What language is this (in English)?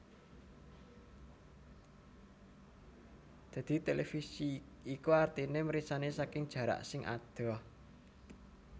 Javanese